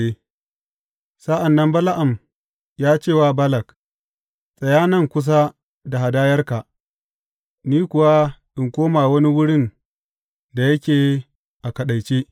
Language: Hausa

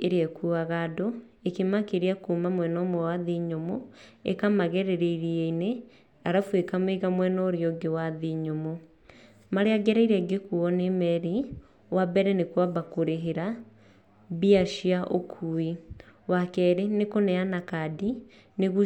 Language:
Kikuyu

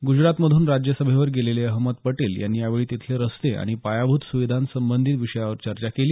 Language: Marathi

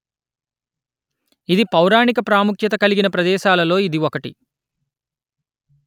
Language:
Telugu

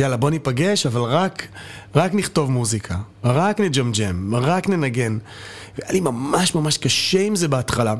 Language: Hebrew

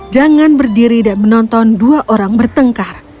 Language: Indonesian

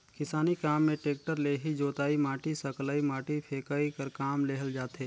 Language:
Chhattisgarhi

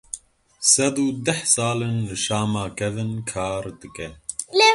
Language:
Kurdish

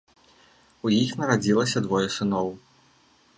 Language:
Belarusian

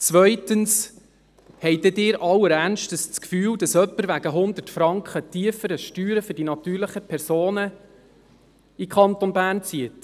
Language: Swiss German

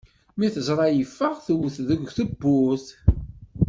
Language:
Kabyle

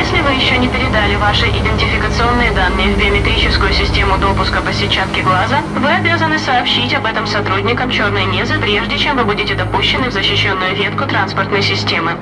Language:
Russian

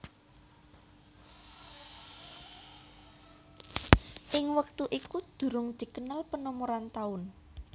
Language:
Javanese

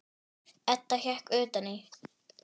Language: Icelandic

